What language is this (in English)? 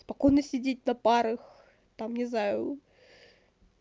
Russian